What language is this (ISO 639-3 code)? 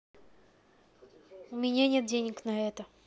rus